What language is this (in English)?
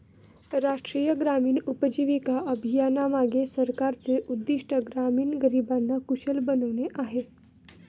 Marathi